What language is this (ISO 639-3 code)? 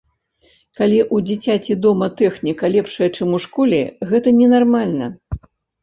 bel